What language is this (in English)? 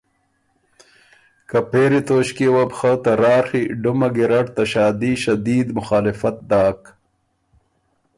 Ormuri